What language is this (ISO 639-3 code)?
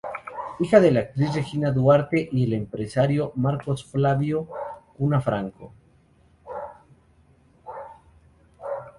spa